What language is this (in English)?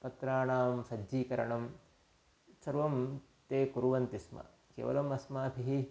Sanskrit